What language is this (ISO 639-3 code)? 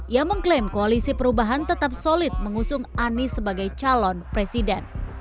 ind